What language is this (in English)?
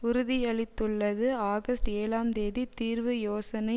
Tamil